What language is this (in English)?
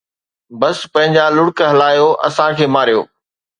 Sindhi